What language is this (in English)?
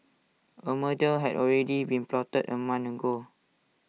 English